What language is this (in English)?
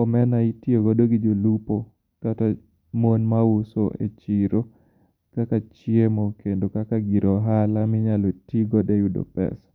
Luo (Kenya and Tanzania)